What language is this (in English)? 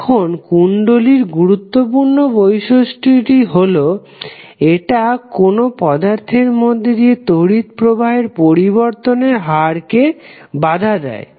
Bangla